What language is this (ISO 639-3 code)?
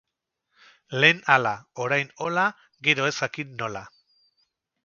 eus